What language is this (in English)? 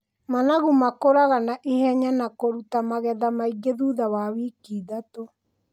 Kikuyu